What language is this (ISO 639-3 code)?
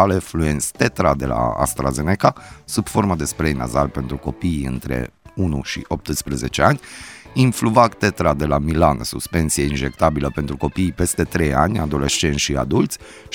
ron